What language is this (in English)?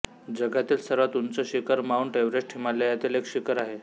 Marathi